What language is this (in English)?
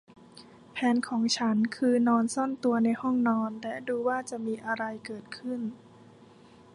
Thai